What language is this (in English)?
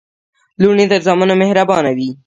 Pashto